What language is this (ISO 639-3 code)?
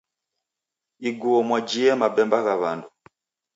dav